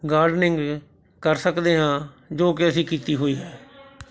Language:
Punjabi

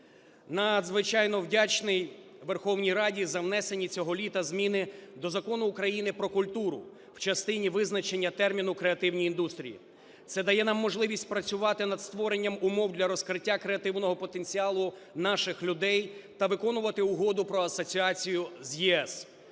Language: Ukrainian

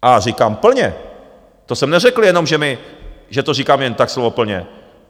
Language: Czech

